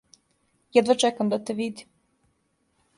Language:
Serbian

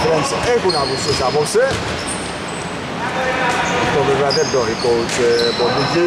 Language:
Greek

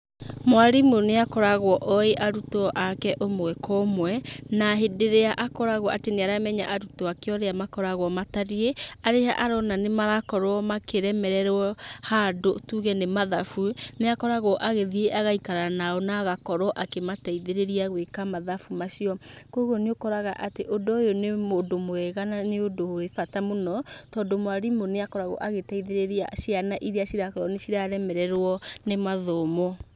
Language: Kikuyu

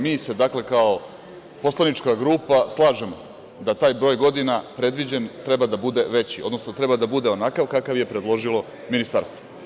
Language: Serbian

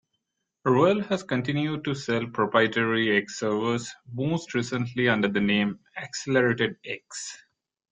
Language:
English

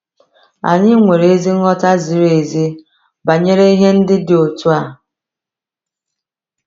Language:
Igbo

